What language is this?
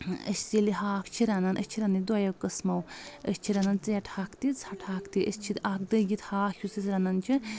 Kashmiri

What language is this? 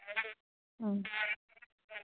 Manipuri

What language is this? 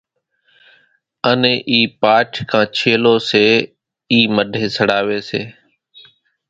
Kachi Koli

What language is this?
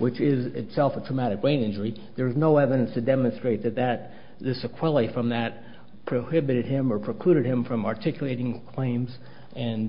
English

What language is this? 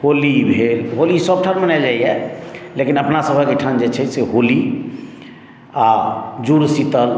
Maithili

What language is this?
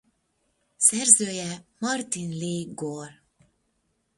Hungarian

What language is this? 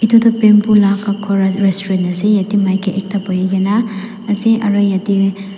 Naga Pidgin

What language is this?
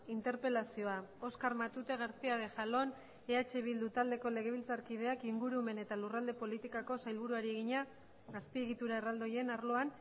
Basque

